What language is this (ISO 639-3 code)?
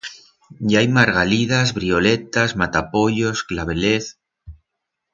arg